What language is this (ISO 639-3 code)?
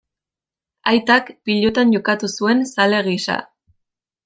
eus